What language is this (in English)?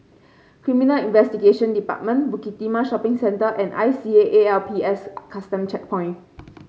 English